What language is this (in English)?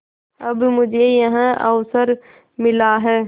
Hindi